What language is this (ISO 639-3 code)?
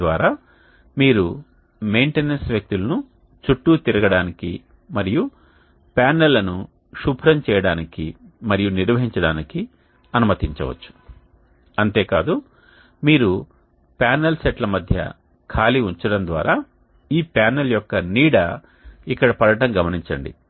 tel